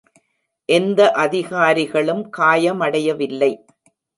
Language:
Tamil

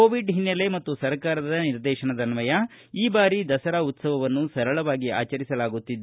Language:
Kannada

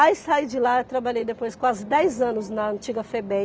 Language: Portuguese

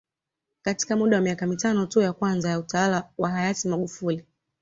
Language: Swahili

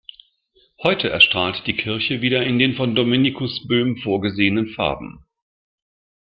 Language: German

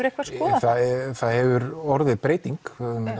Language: Icelandic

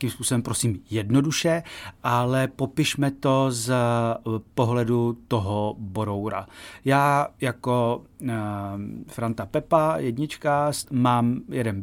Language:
Czech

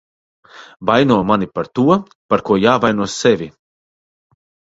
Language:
Latvian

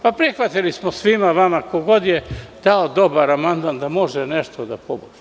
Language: Serbian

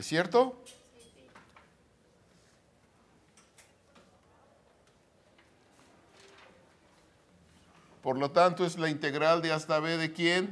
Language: Spanish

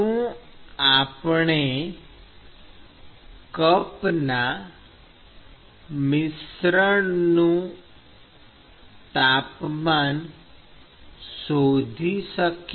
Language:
Gujarati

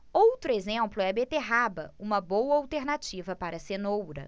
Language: Portuguese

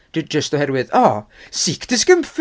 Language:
Welsh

